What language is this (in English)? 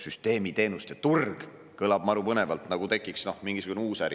Estonian